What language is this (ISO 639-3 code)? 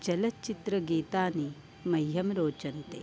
san